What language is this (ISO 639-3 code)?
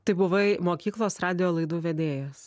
lit